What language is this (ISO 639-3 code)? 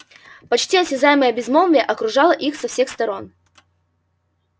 rus